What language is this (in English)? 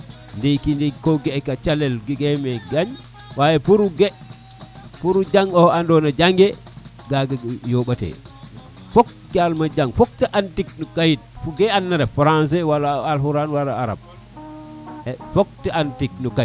Serer